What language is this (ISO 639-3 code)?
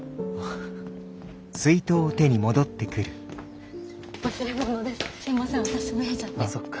jpn